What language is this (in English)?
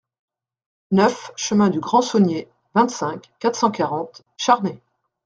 French